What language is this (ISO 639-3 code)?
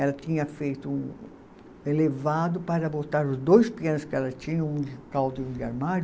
por